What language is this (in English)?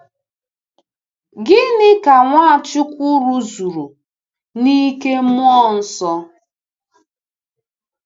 Igbo